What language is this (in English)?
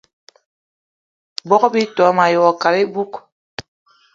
Eton (Cameroon)